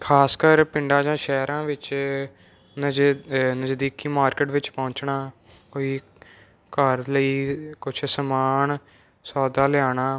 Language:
Punjabi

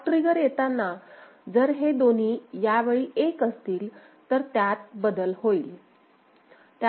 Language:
Marathi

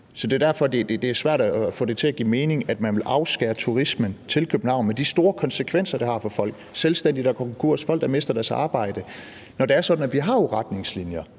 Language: Danish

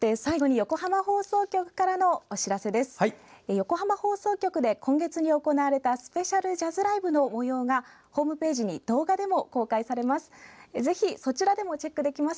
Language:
Japanese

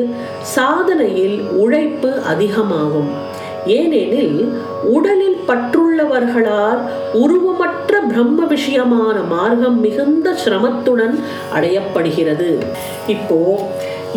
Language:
Tamil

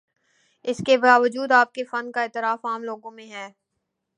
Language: Urdu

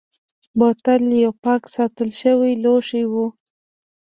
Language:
Pashto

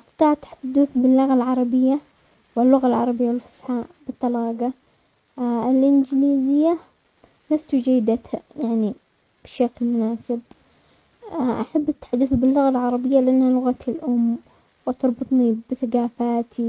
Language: Omani Arabic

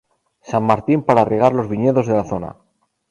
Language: Spanish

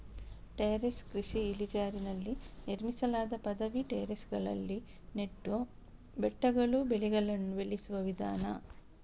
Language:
Kannada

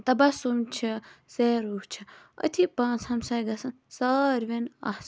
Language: Kashmiri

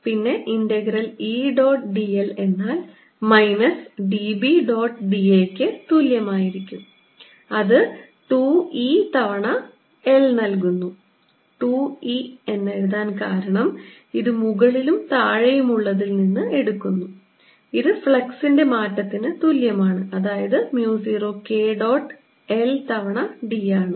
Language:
Malayalam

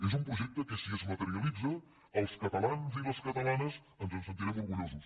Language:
Catalan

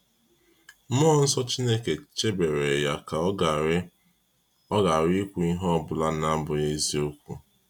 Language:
Igbo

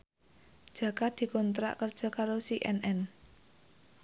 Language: Javanese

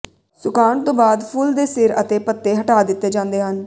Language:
Punjabi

